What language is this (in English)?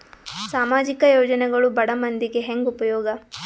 Kannada